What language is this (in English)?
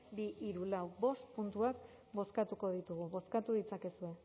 Basque